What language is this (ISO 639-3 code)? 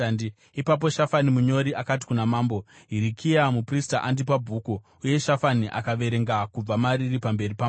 sna